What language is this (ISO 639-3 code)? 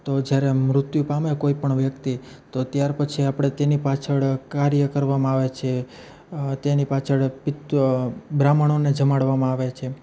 guj